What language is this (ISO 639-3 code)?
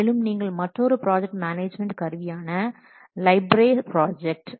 tam